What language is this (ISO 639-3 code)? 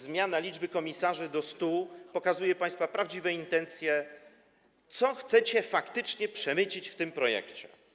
pol